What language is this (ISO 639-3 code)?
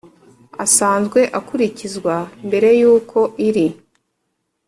kin